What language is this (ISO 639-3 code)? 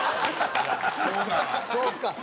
jpn